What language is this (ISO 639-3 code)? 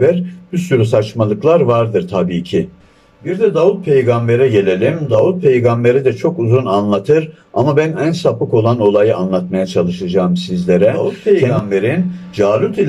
tur